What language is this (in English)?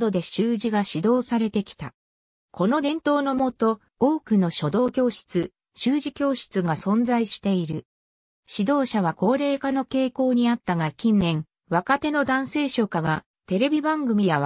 Japanese